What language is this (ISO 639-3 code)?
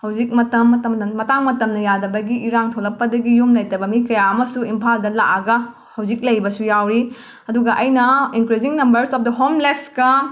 mni